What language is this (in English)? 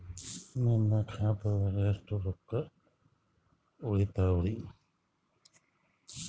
Kannada